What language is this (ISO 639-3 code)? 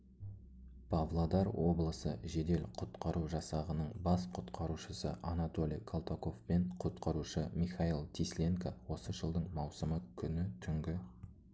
kaz